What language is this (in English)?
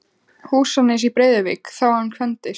Icelandic